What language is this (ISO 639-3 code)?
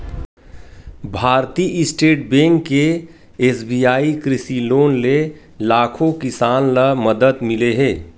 hne